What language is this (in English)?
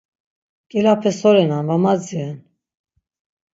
Laz